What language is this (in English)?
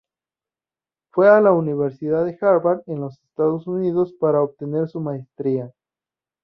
Spanish